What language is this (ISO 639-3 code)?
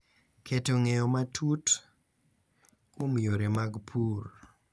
luo